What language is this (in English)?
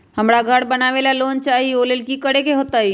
Magahi